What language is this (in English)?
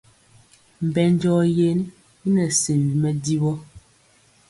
Mpiemo